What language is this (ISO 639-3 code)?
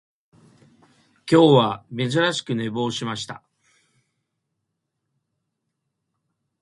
jpn